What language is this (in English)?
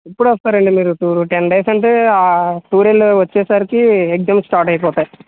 Telugu